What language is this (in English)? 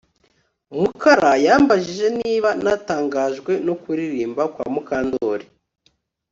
Kinyarwanda